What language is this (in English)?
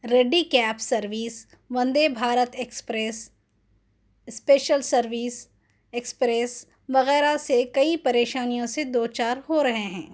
Urdu